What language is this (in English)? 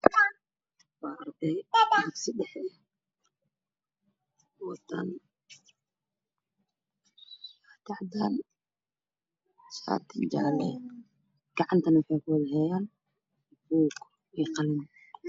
Somali